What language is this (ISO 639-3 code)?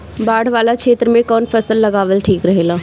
bho